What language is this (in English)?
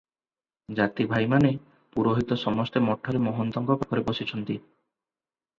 Odia